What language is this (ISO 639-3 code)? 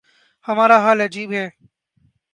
urd